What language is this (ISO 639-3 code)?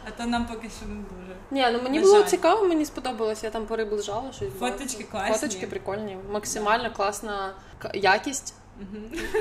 ukr